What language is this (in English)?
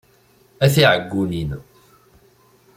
Kabyle